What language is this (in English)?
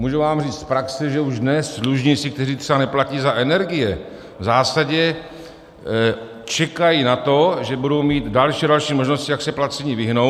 Czech